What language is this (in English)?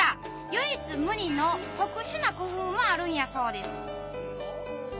Japanese